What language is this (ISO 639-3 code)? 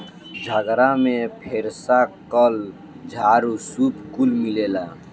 bho